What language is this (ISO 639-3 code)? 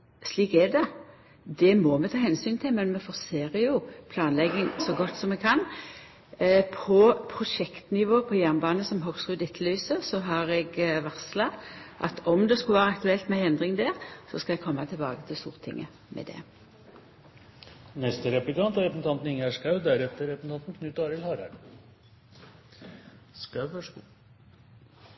nor